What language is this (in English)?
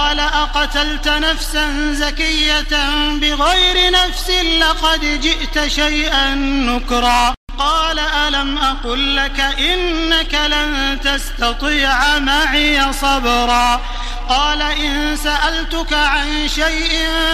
Arabic